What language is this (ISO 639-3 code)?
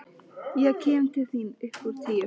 isl